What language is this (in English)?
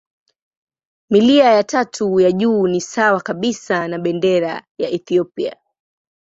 Swahili